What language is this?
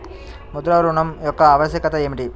Telugu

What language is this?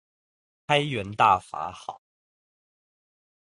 Chinese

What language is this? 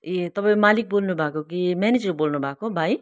Nepali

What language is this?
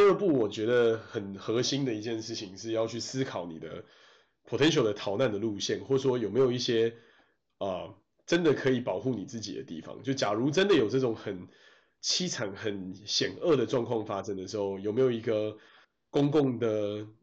Chinese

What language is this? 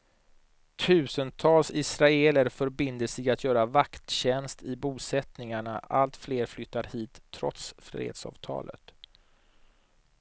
Swedish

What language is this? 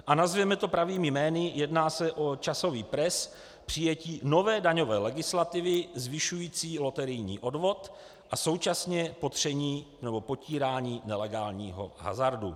Czech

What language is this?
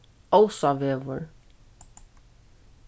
Faroese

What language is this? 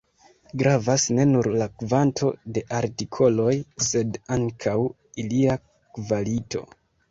Esperanto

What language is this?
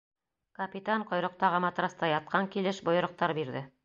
Bashkir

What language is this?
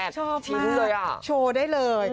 Thai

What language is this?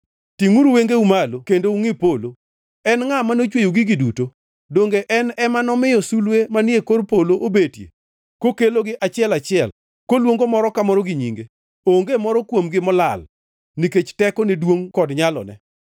Luo (Kenya and Tanzania)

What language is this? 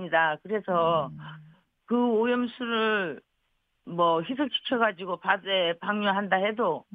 Korean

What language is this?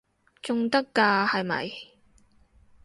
Cantonese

